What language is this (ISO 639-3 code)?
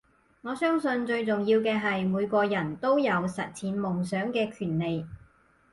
yue